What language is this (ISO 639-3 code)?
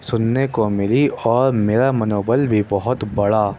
urd